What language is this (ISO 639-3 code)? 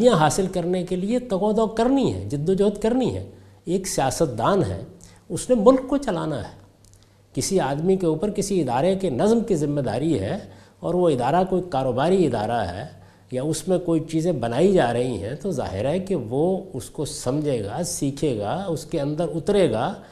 urd